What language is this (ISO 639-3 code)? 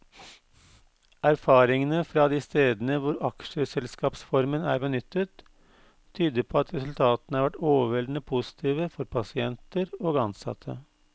nor